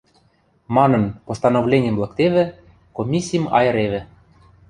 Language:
Western Mari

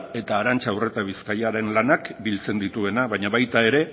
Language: Basque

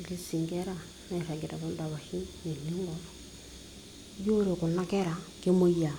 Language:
Masai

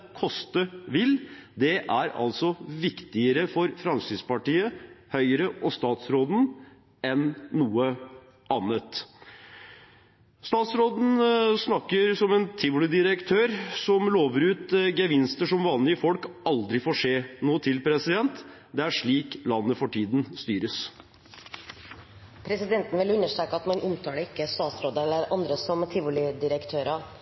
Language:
Norwegian Bokmål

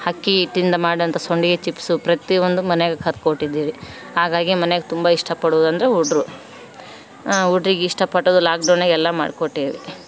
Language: Kannada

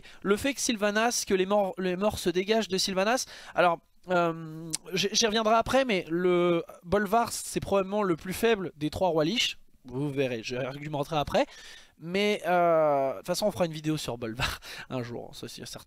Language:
French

